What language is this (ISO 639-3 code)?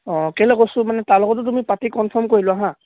asm